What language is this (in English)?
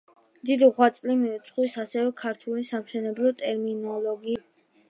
Georgian